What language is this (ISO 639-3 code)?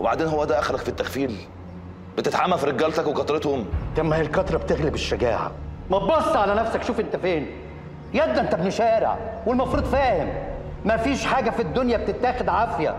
ara